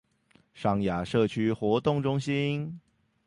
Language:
Chinese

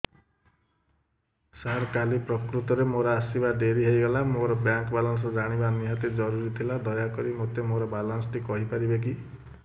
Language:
Odia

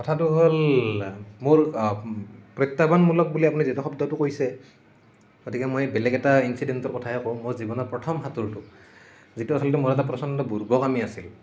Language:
Assamese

